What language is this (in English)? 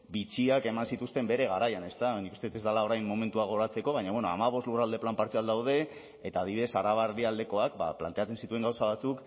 Basque